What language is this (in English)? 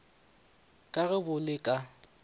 Northern Sotho